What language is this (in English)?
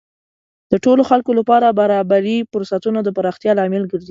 Pashto